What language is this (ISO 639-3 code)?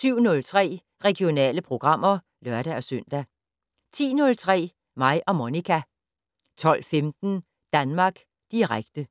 dan